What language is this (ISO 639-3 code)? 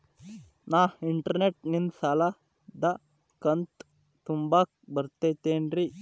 kan